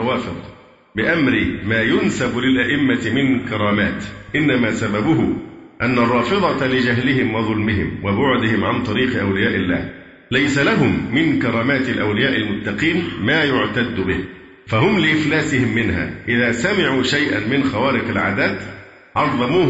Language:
Arabic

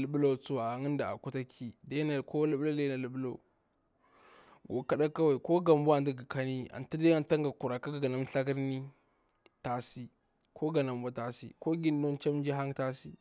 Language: Bura-Pabir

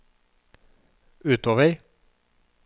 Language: Norwegian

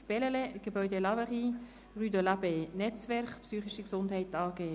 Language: Swiss German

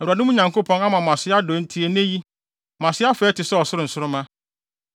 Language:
Akan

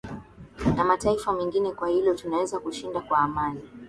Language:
Swahili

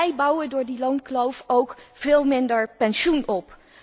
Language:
Dutch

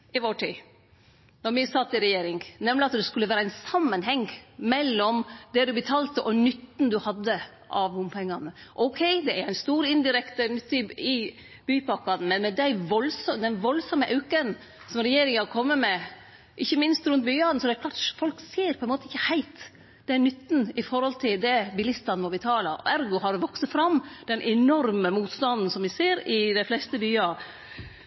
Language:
Norwegian Nynorsk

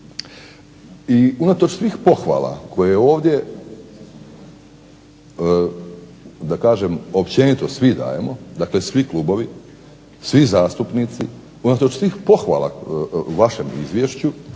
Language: Croatian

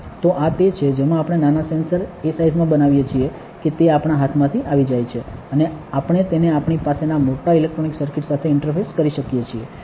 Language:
Gujarati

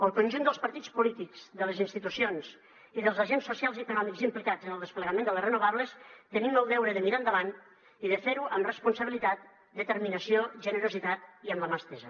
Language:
Catalan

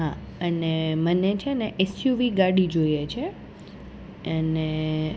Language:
Gujarati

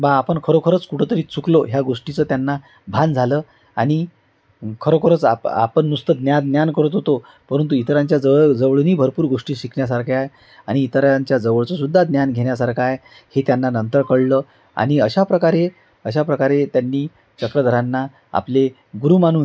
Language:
Marathi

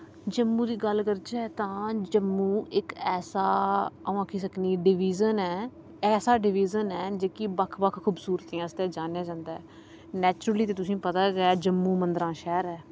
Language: Dogri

